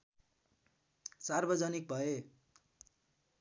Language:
Nepali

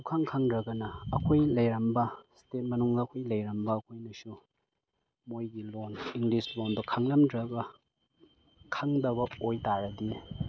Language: Manipuri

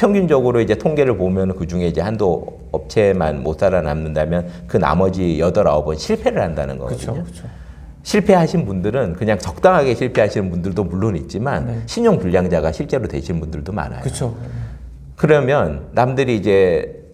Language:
Korean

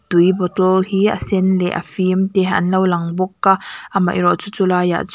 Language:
Mizo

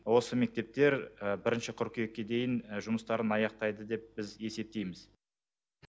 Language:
Kazakh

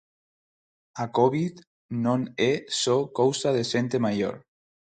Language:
Galician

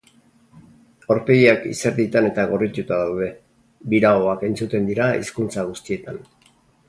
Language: Basque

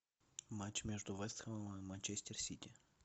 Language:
Russian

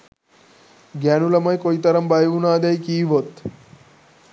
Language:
Sinhala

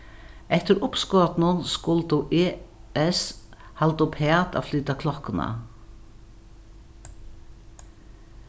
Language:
Faroese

